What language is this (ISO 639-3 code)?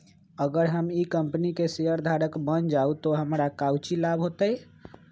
mag